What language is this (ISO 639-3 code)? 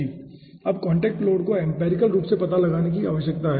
hin